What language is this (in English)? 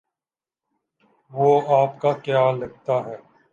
Urdu